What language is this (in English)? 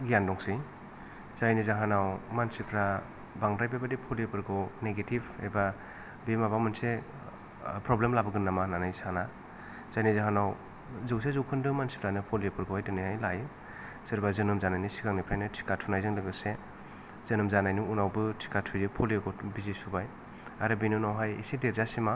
Bodo